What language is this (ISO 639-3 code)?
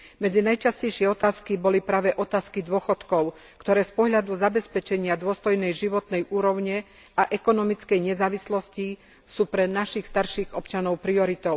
slk